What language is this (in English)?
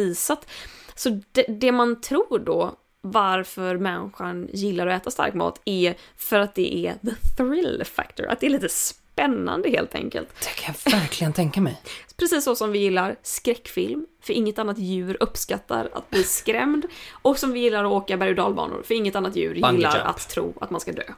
Swedish